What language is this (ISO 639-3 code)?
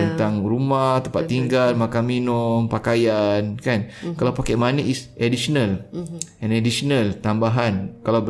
msa